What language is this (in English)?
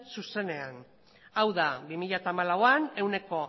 Basque